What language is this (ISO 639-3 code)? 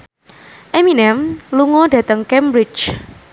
jav